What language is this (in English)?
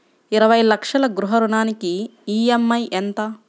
Telugu